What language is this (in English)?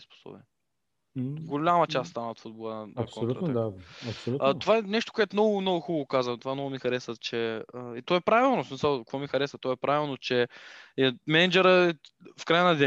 Bulgarian